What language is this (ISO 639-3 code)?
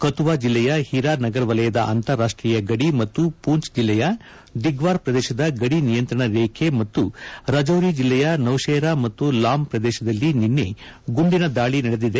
kan